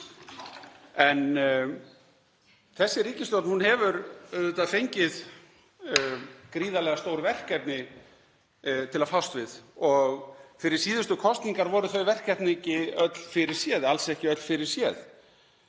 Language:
Icelandic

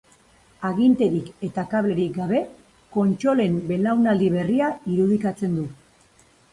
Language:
Basque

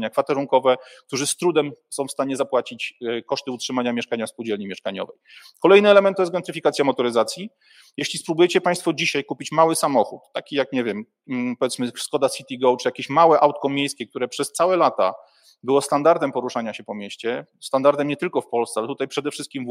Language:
Polish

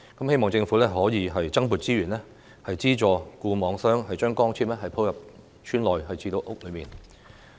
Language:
Cantonese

